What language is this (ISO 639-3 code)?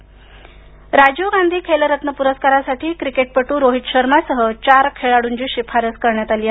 mar